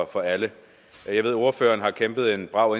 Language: Danish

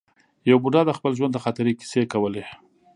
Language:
Pashto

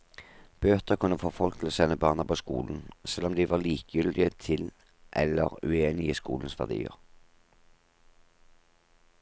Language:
Norwegian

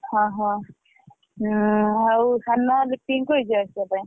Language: Odia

